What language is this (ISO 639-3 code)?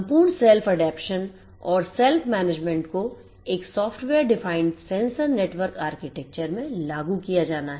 hin